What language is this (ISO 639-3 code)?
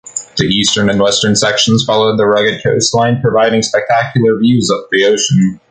eng